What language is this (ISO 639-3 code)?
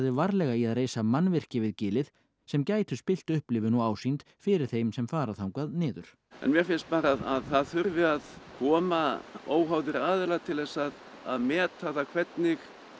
isl